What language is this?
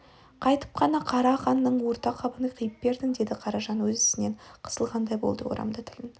Kazakh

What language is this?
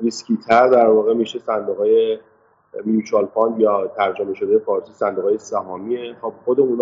Persian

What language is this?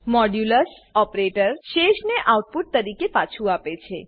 Gujarati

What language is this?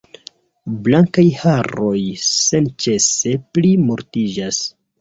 Esperanto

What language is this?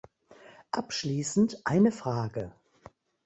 German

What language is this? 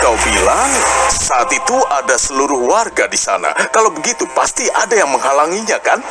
Indonesian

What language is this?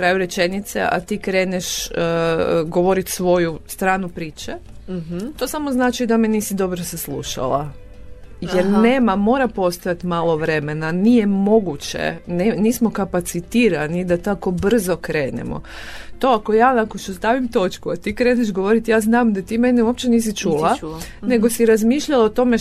Croatian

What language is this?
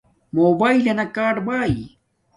Domaaki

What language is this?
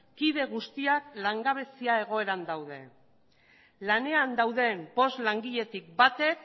Basque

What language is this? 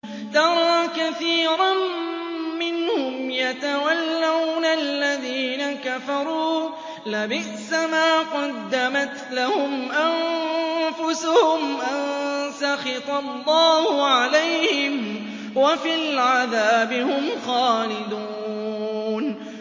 Arabic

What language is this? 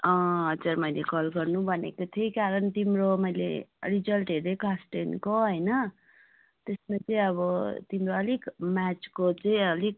Nepali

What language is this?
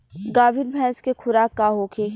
Bhojpuri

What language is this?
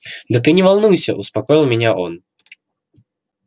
Russian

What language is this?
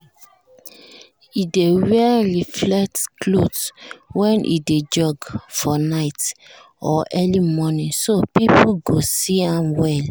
Nigerian Pidgin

